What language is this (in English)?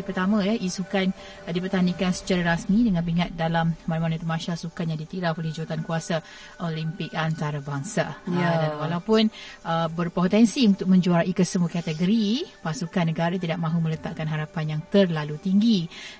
Malay